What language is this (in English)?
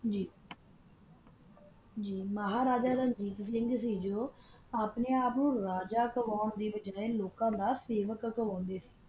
Punjabi